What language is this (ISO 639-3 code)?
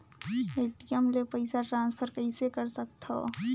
hne